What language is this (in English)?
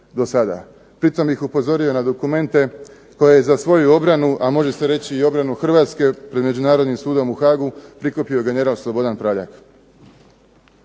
Croatian